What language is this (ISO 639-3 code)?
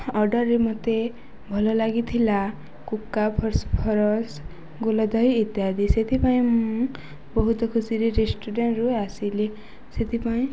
ori